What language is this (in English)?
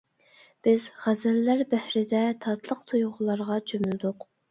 Uyghur